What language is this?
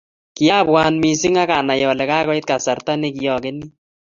Kalenjin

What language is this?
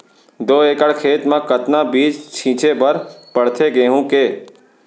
Chhattisgarhi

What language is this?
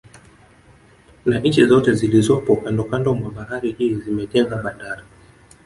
Swahili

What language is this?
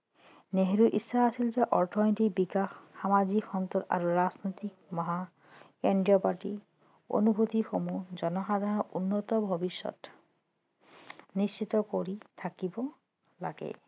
Assamese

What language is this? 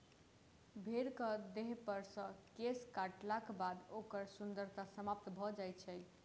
Maithili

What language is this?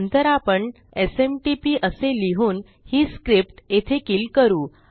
Marathi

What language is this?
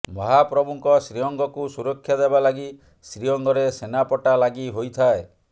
Odia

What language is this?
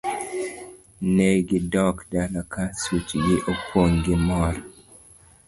Luo (Kenya and Tanzania)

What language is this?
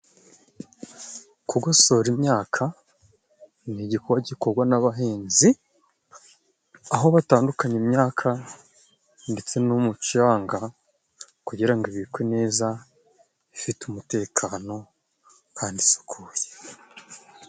Kinyarwanda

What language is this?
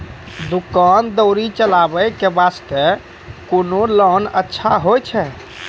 Maithili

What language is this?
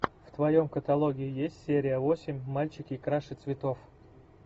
Russian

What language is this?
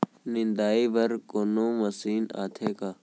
Chhattisgarhi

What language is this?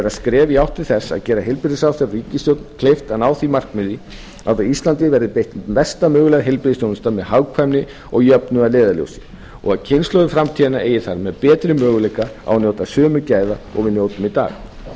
Icelandic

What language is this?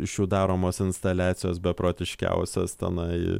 Lithuanian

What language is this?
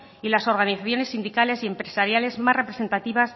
Spanish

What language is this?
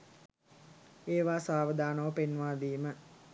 Sinhala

